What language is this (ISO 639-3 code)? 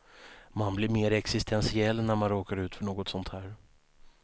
swe